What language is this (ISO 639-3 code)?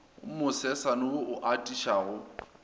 nso